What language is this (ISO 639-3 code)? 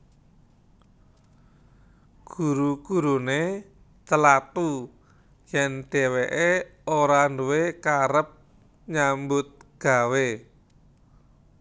jav